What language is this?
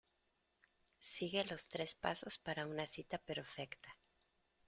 Spanish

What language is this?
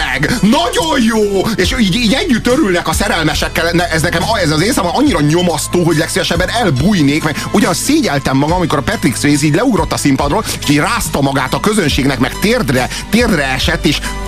Hungarian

